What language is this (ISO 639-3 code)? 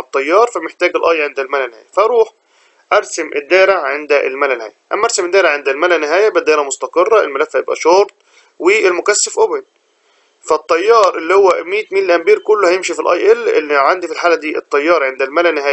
ara